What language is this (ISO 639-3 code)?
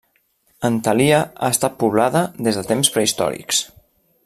cat